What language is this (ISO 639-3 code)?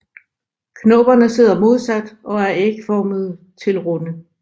dan